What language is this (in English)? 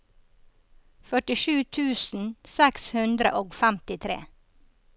Norwegian